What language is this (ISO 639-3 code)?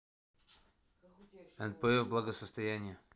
rus